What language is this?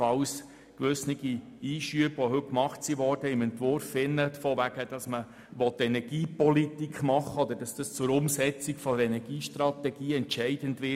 Swiss German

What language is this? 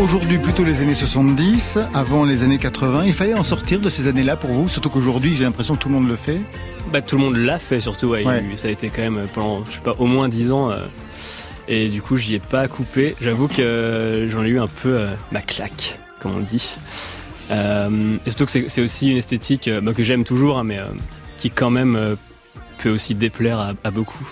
French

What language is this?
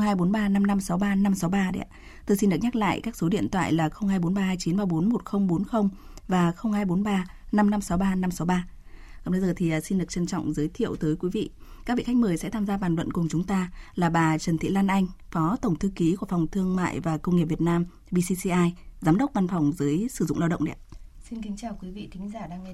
Vietnamese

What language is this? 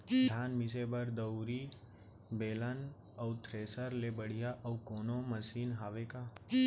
Chhattisgarhi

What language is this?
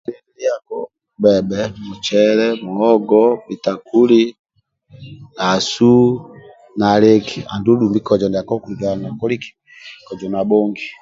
Amba (Uganda)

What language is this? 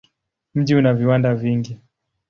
Swahili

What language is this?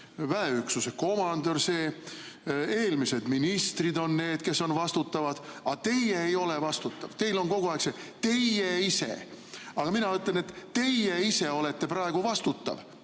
Estonian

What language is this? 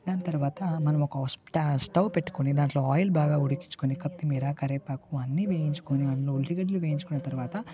Telugu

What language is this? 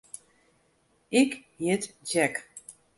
Western Frisian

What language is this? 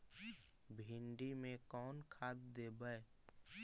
Magahi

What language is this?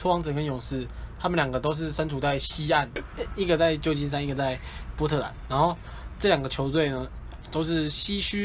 Chinese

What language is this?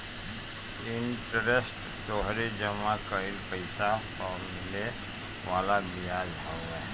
Bhojpuri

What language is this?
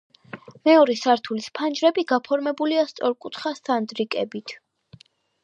Georgian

